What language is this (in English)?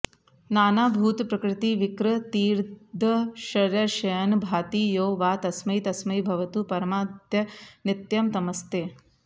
Sanskrit